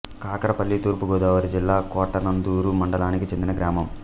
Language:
Telugu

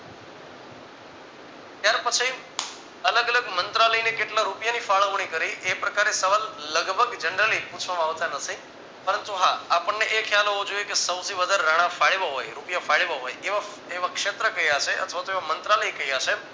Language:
Gujarati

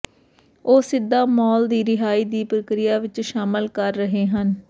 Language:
Punjabi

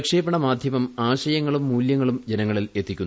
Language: Malayalam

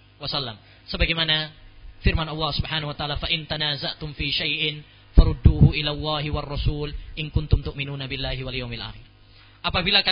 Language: Malay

